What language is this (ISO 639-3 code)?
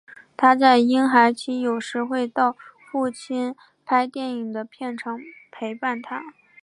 zho